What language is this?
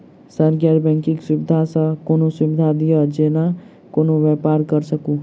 Maithili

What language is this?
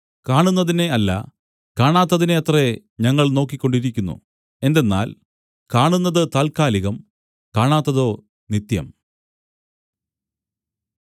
Malayalam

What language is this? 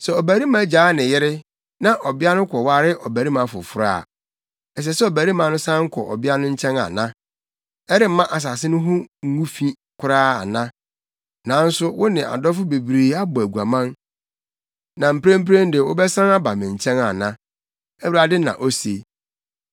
Akan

